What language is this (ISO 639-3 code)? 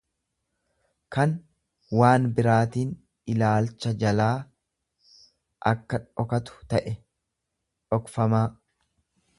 orm